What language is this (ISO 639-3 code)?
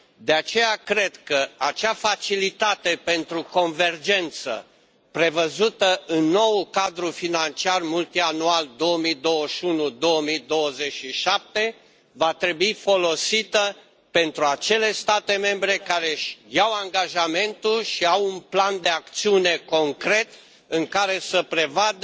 ron